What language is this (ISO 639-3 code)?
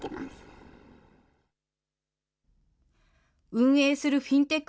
jpn